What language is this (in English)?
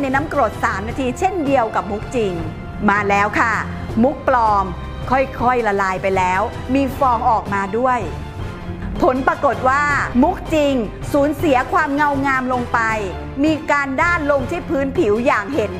Thai